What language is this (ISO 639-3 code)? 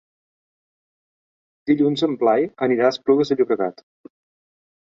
cat